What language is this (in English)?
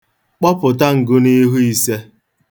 Igbo